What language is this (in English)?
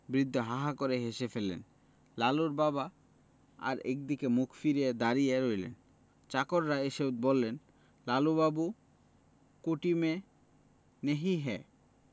Bangla